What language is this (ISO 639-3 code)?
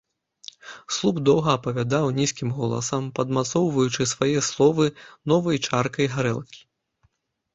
bel